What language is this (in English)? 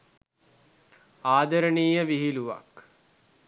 Sinhala